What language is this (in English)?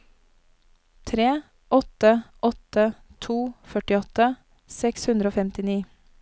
Norwegian